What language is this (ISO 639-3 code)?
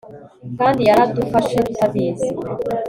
kin